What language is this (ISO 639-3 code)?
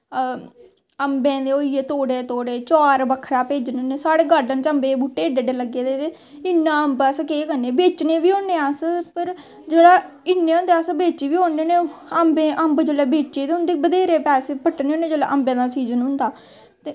doi